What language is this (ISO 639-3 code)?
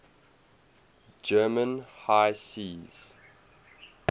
eng